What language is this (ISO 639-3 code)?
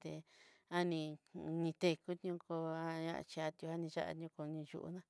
mxy